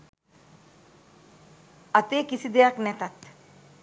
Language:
Sinhala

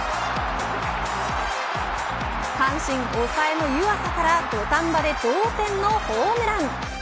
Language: Japanese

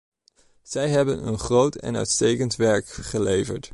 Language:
Dutch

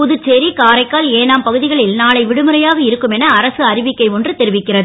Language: Tamil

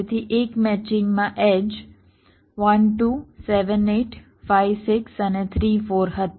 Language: Gujarati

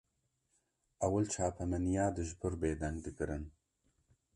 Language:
Kurdish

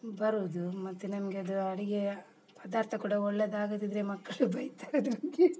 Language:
Kannada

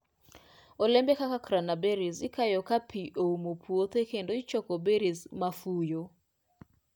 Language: Luo (Kenya and Tanzania)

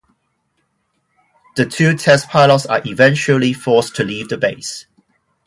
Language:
English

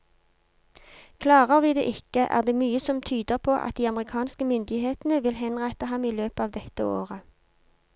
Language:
Norwegian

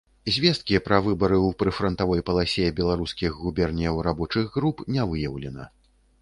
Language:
Belarusian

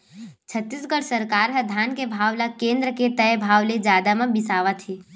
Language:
Chhattisgarhi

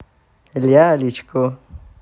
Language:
Russian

